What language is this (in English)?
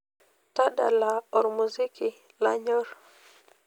Masai